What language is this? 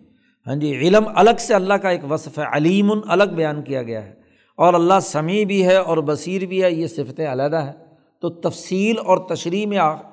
Urdu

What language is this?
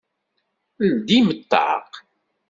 Kabyle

